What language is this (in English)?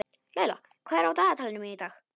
Icelandic